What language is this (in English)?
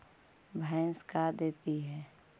Magahi